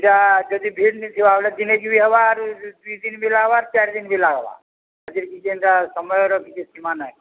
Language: Odia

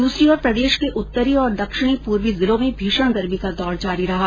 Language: Hindi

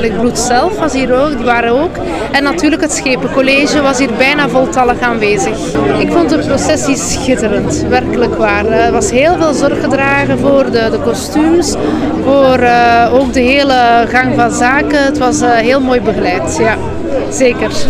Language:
Dutch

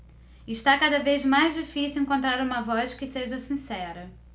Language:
Portuguese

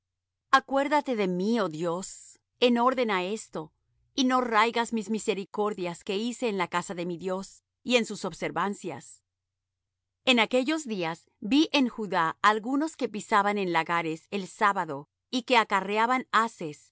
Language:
Spanish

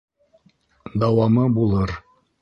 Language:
Bashkir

